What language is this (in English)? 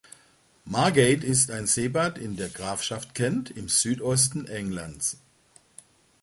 German